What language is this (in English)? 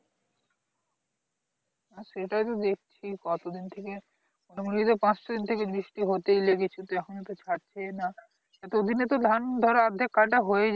Bangla